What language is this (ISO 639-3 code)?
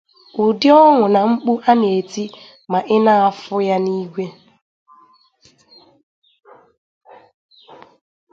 ibo